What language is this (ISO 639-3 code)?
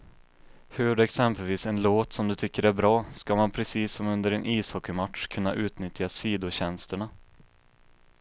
swe